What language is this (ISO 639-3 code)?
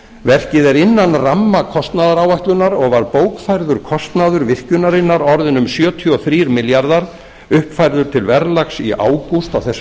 isl